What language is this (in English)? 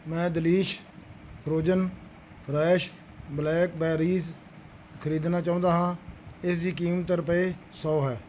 Punjabi